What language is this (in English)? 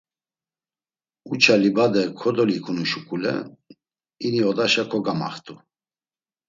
Laz